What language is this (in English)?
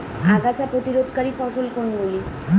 Bangla